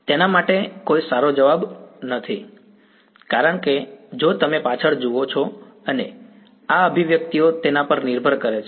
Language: Gujarati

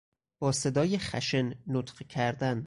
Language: Persian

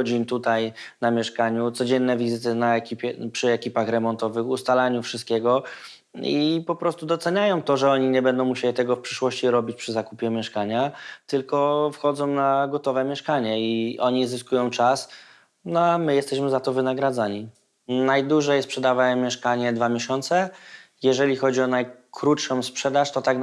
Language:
Polish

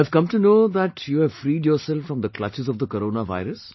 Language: English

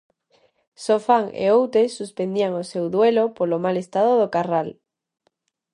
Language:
Galician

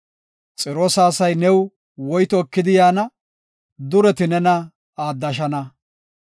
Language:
Gofa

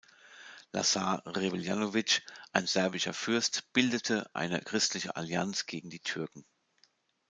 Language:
German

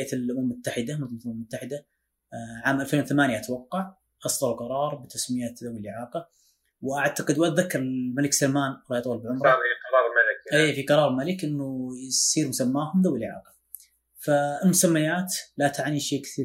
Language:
Arabic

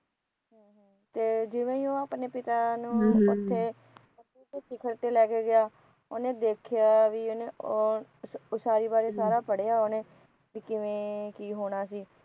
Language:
Punjabi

